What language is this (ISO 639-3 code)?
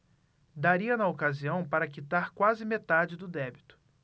por